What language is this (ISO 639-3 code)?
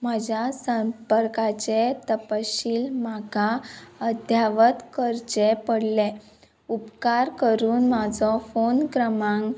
kok